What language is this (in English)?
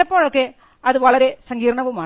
Malayalam